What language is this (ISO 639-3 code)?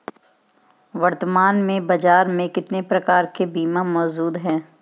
hin